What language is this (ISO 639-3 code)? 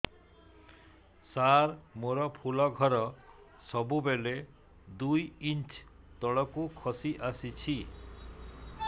ori